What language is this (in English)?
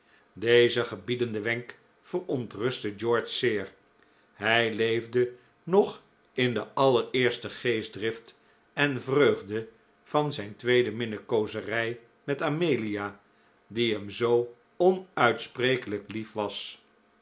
Dutch